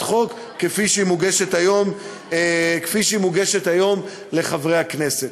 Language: Hebrew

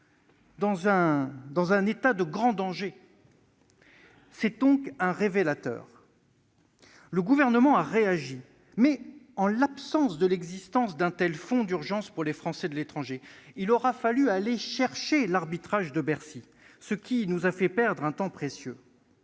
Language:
French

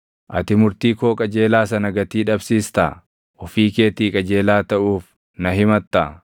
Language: Oromo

